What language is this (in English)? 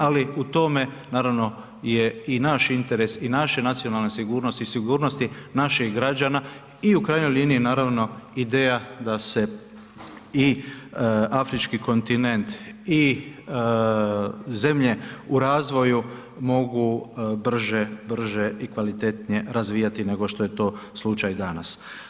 Croatian